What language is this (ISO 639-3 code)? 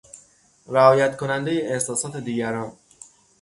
fas